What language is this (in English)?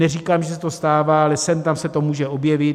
Czech